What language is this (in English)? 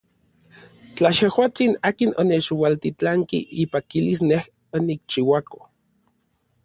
Orizaba Nahuatl